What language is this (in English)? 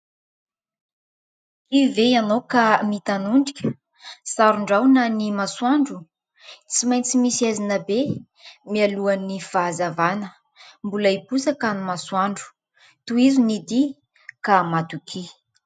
Malagasy